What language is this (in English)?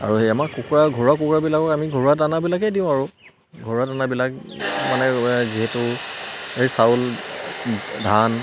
Assamese